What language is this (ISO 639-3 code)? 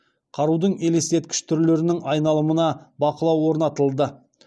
kaz